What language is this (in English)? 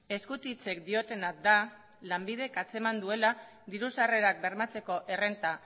Basque